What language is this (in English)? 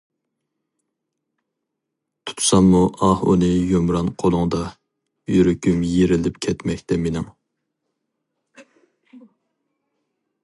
Uyghur